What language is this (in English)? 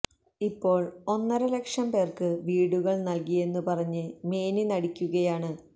Malayalam